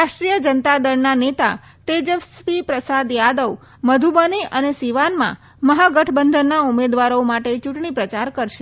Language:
Gujarati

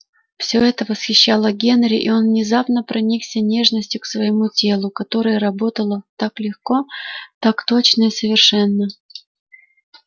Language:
Russian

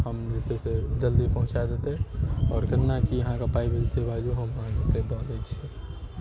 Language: Maithili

